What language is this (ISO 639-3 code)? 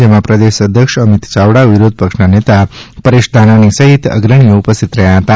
guj